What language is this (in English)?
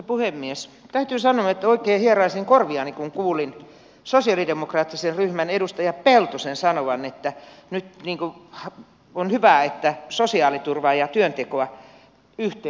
Finnish